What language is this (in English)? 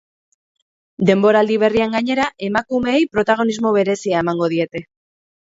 Basque